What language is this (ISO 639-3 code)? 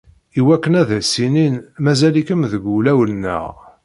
kab